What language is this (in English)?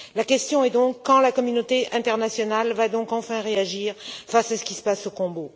French